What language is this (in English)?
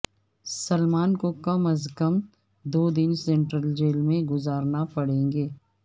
Urdu